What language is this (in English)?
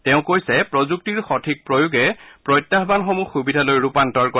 Assamese